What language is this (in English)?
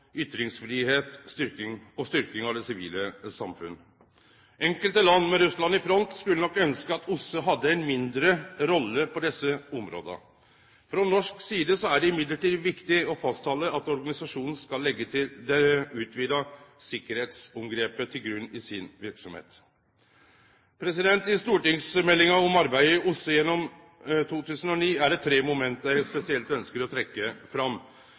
Norwegian Nynorsk